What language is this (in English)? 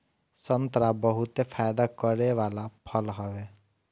Bhojpuri